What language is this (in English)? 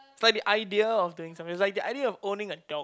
English